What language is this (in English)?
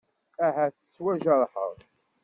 Kabyle